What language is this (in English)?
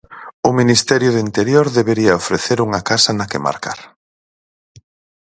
Galician